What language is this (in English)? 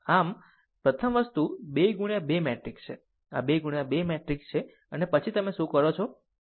Gujarati